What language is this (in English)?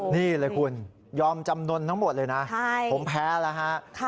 Thai